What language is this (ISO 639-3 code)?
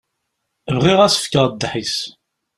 kab